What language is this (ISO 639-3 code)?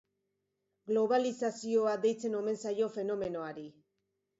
eus